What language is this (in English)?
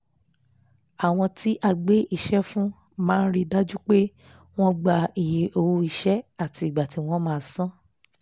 Yoruba